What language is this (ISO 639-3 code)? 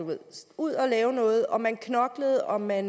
dan